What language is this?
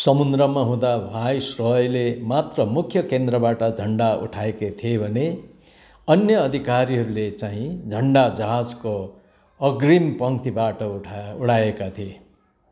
Nepali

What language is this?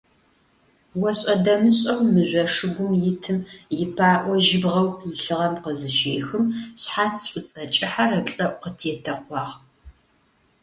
Adyghe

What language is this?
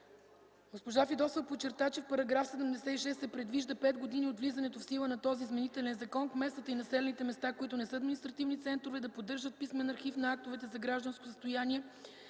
Bulgarian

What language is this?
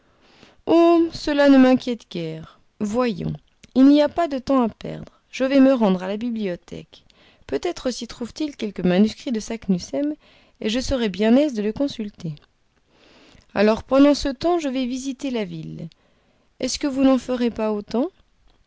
French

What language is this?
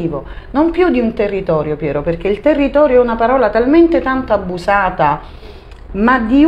Italian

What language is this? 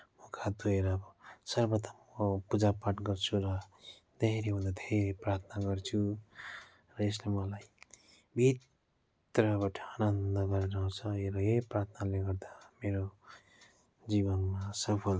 Nepali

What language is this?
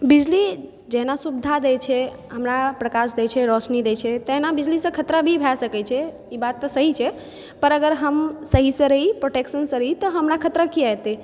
Maithili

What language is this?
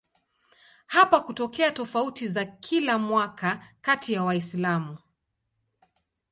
Swahili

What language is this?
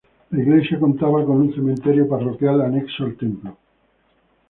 Spanish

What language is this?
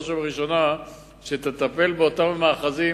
Hebrew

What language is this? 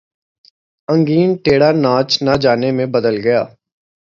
Urdu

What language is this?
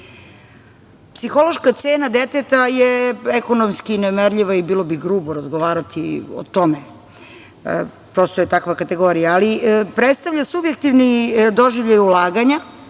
Serbian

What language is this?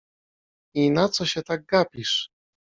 Polish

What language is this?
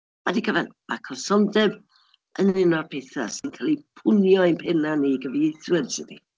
Welsh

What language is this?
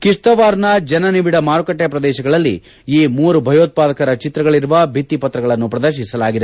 Kannada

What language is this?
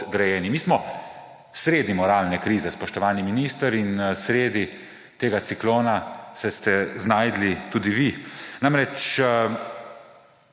Slovenian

